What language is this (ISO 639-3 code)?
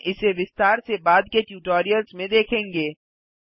hin